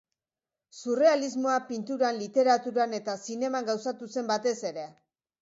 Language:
Basque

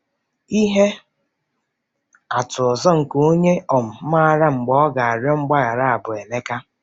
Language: Igbo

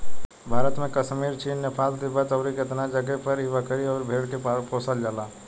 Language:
Bhojpuri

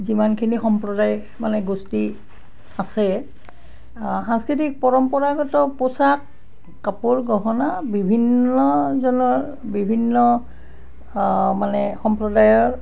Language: Assamese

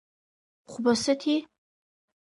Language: Abkhazian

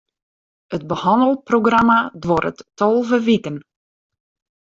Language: Western Frisian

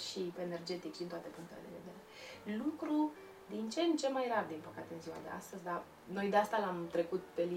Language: Romanian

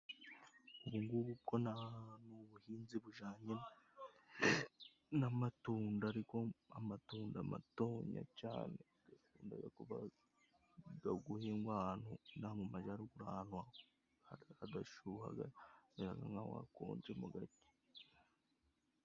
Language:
Kinyarwanda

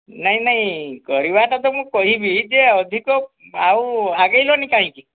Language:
Odia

